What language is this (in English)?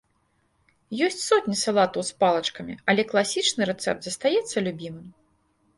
Belarusian